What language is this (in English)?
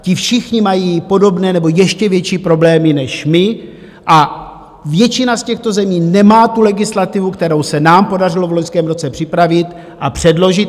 Czech